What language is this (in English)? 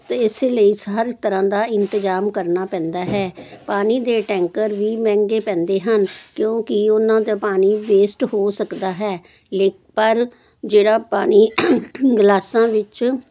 Punjabi